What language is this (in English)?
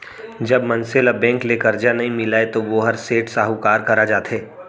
Chhattisgarhi